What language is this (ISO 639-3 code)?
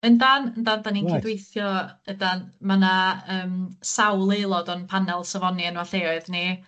cym